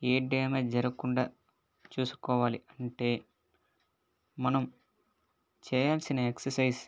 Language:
Telugu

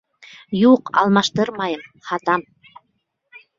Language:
Bashkir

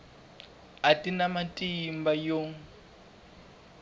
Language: Tsonga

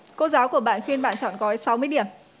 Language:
Vietnamese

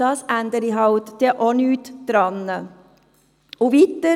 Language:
Swiss German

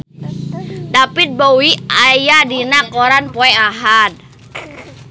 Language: Sundanese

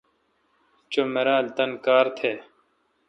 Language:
Kalkoti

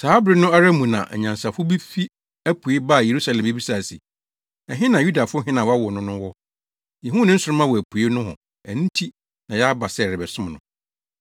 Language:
Akan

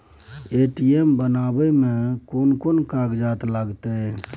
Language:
Maithili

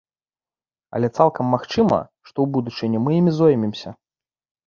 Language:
Belarusian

